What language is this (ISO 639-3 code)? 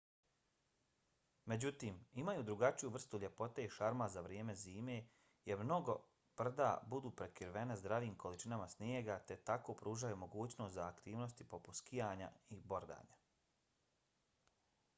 bos